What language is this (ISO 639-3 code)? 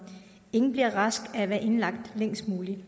dan